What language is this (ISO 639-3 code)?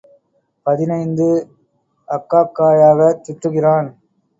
tam